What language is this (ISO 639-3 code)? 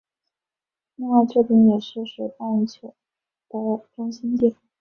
zho